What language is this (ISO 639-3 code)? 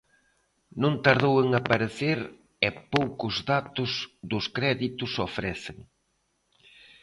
glg